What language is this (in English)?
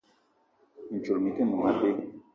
Eton (Cameroon)